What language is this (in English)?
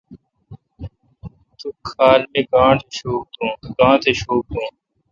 Kalkoti